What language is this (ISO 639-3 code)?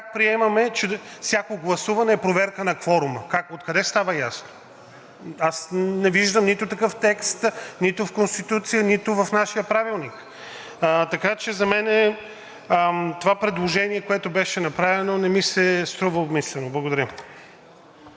bul